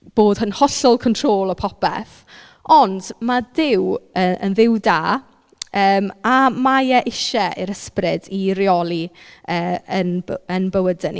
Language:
Welsh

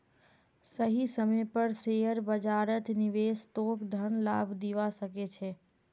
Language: Magahi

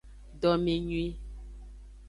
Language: Aja (Benin)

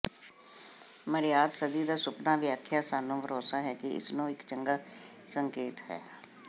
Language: Punjabi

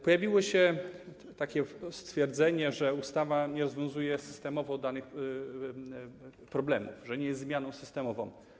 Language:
Polish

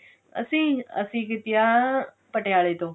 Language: Punjabi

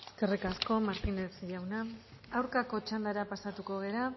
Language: Basque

